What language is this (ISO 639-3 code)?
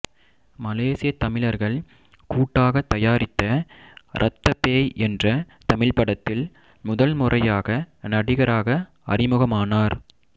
tam